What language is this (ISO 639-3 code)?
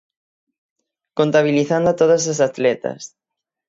glg